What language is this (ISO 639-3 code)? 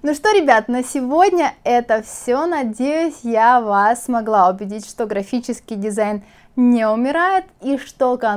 rus